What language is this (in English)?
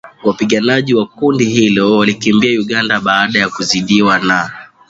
Swahili